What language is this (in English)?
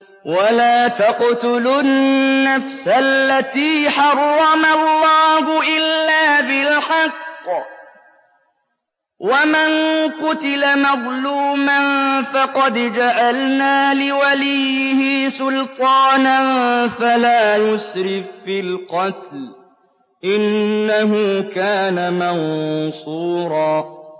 Arabic